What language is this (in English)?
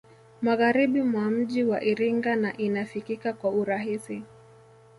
Swahili